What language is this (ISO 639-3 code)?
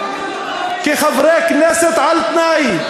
heb